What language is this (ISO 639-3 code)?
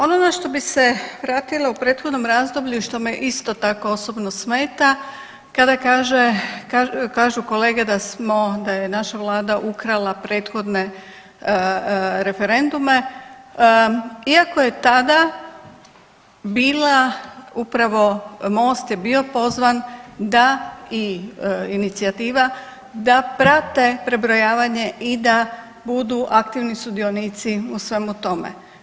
hrv